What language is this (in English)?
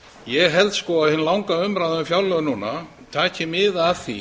Icelandic